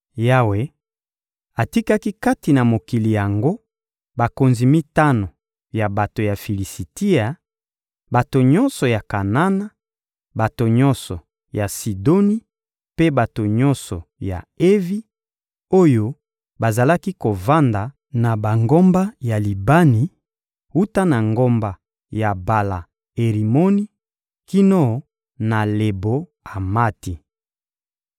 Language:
Lingala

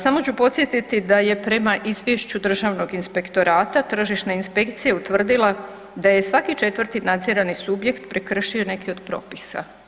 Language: Croatian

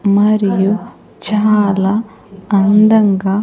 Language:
Telugu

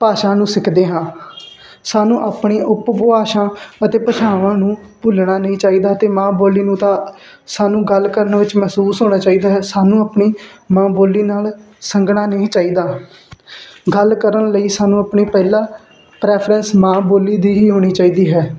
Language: Punjabi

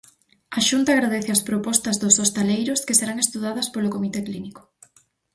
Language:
Galician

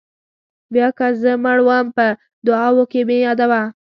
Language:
Pashto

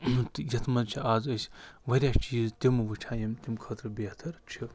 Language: Kashmiri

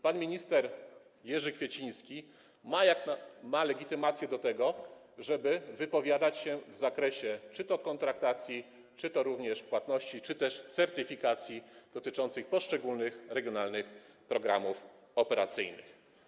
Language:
Polish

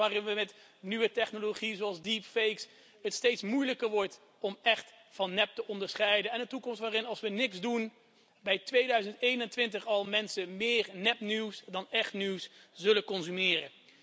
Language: Dutch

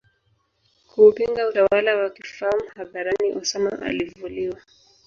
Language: Swahili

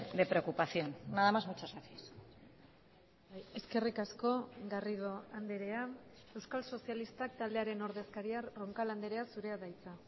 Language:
Basque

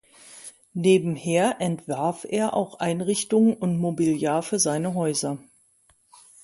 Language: German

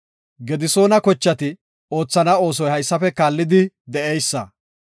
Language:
Gofa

